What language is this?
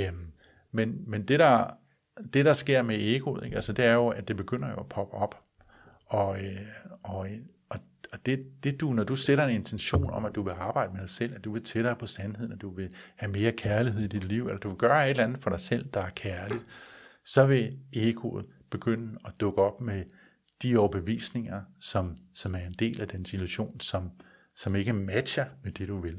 Danish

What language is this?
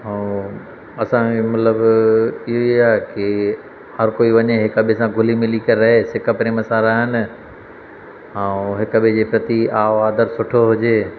Sindhi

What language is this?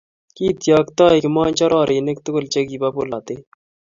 Kalenjin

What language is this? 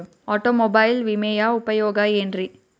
Kannada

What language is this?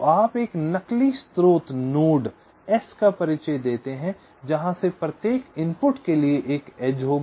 Hindi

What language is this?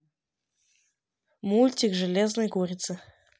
Russian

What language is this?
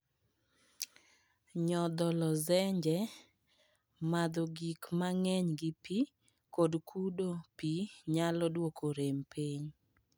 Luo (Kenya and Tanzania)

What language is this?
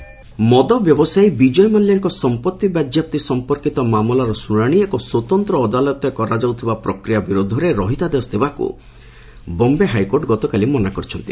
Odia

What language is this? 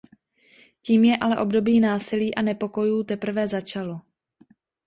Czech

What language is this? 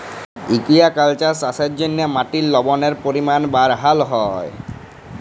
Bangla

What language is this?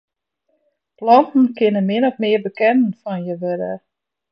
Western Frisian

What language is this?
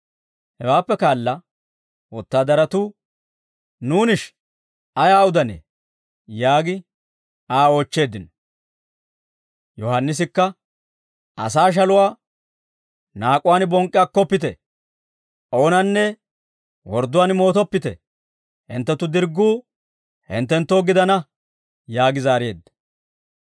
Dawro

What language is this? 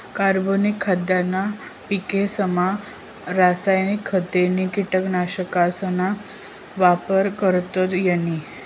Marathi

